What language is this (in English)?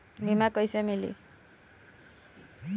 Bhojpuri